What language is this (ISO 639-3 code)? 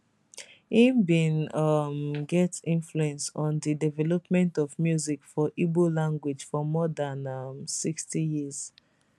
pcm